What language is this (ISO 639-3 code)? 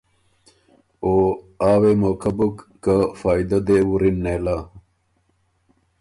oru